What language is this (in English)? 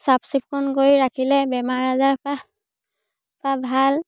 Assamese